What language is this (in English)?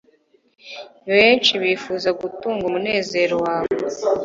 Kinyarwanda